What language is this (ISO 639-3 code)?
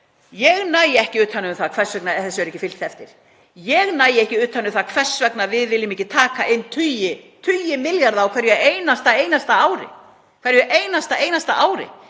isl